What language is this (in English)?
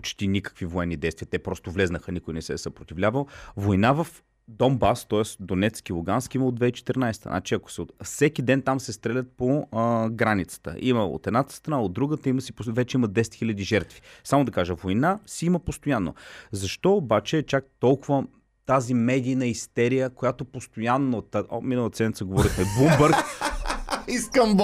Bulgarian